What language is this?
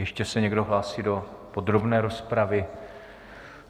Czech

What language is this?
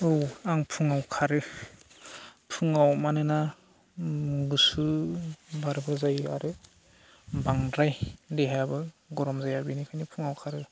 Bodo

